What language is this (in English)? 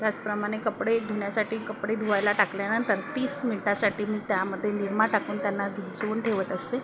Marathi